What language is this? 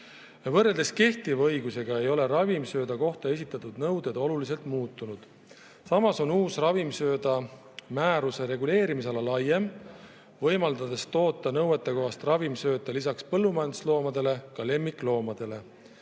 Estonian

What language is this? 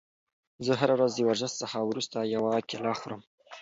Pashto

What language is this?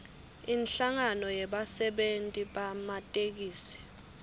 Swati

